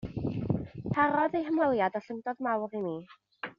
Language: Welsh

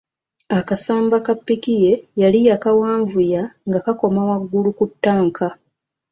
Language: Ganda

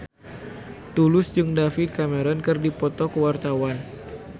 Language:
Sundanese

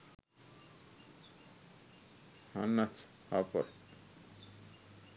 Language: Sinhala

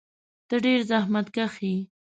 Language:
Pashto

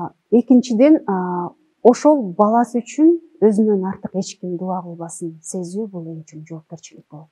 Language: Russian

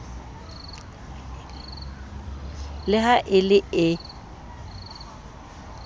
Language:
Southern Sotho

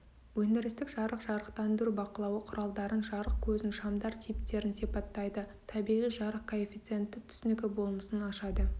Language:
Kazakh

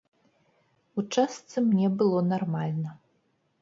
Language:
Belarusian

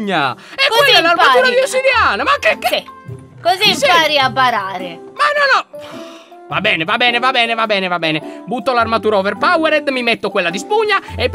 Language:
Italian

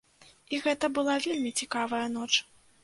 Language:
Belarusian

